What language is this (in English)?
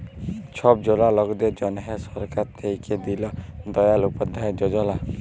Bangla